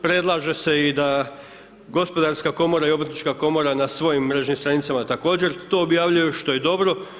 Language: Croatian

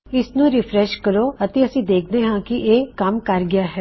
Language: Punjabi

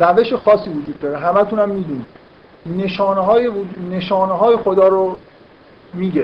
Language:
Persian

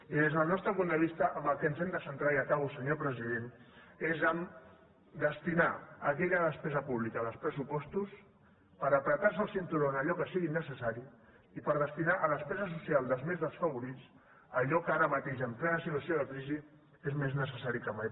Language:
Catalan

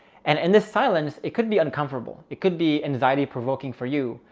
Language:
English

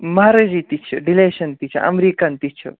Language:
Kashmiri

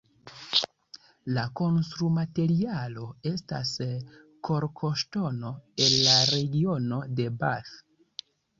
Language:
Esperanto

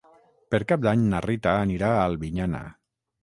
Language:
Catalan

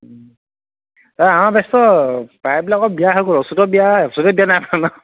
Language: Assamese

